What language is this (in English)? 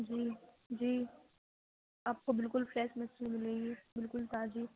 Urdu